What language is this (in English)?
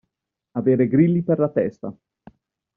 Italian